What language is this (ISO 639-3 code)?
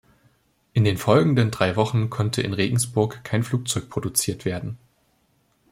deu